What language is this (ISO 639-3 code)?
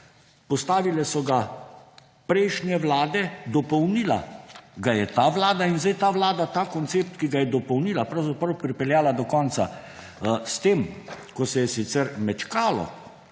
slv